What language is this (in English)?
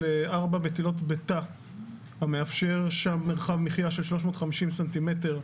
Hebrew